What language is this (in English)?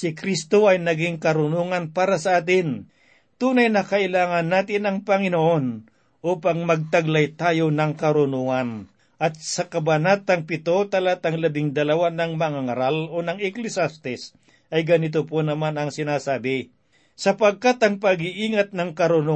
Filipino